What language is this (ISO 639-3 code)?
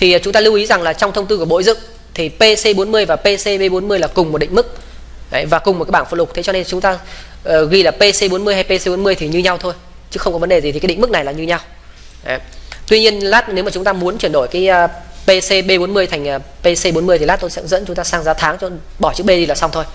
vie